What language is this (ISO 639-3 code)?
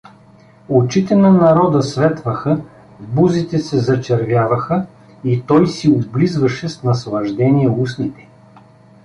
bul